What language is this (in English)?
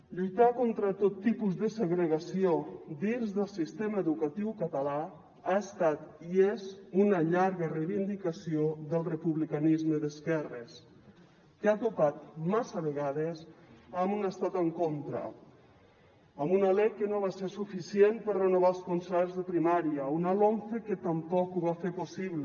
Catalan